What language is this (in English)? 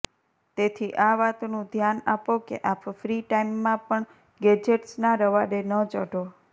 Gujarati